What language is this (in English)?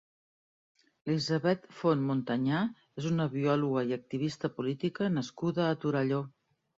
Catalan